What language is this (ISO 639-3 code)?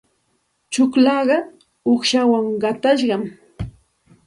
qxt